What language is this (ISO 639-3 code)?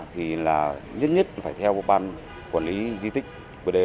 vie